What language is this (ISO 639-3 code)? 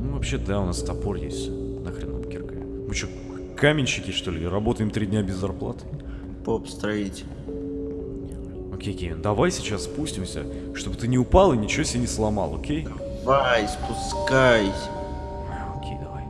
rus